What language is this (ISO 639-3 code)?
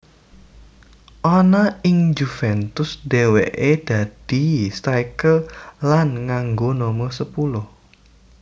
jav